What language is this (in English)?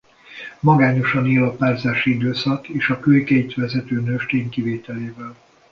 Hungarian